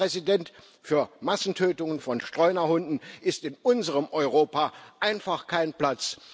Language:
German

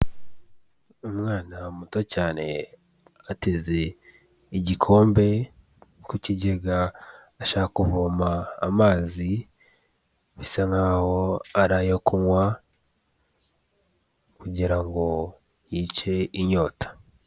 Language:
Kinyarwanda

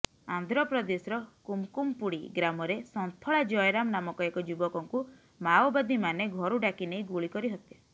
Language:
Odia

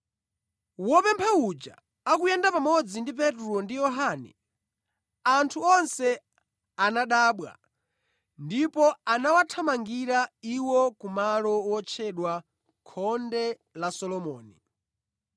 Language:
Nyanja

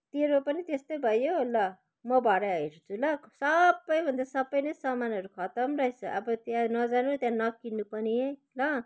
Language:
Nepali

